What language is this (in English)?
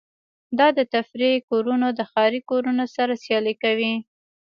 Pashto